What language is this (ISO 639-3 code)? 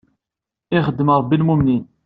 kab